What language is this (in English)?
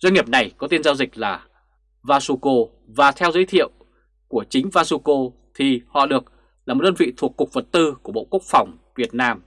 Vietnamese